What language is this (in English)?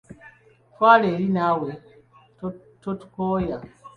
Ganda